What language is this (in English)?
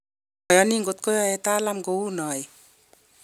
Kalenjin